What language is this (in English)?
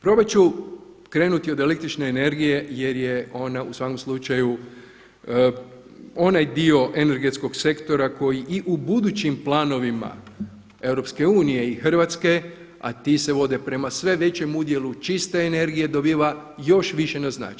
Croatian